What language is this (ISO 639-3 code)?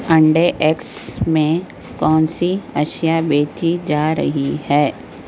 urd